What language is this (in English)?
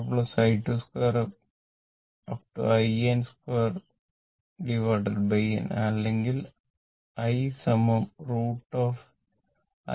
Malayalam